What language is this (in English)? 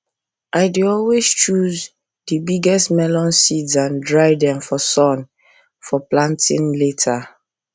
Nigerian Pidgin